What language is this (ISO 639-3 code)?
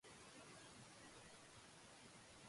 jpn